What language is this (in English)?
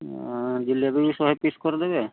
Odia